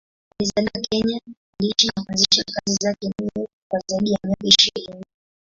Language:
Swahili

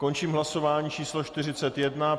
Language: Czech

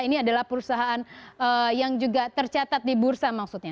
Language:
Indonesian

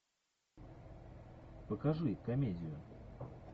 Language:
Russian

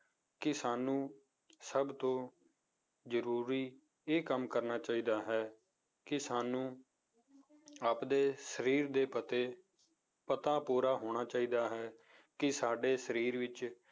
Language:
Punjabi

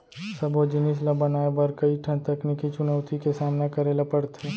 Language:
Chhattisgarhi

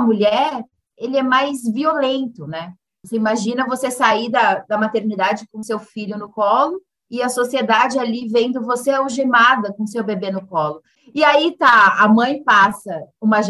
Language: Portuguese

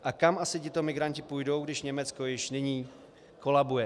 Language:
Czech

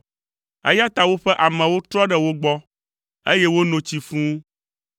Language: Ewe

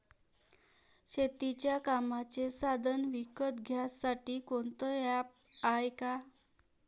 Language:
Marathi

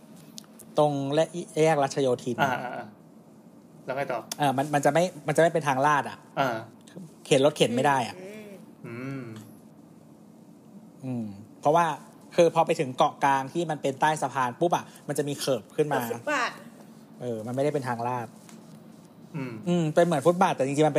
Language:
Thai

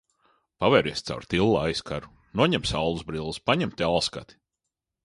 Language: Latvian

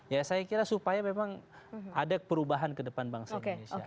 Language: Indonesian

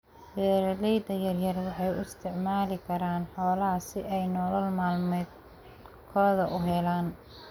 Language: Somali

